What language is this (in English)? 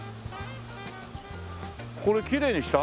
Japanese